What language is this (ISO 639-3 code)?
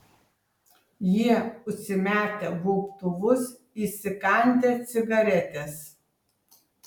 lit